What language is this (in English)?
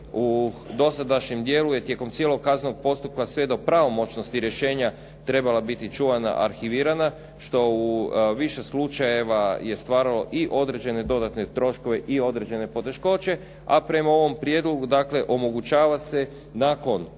Croatian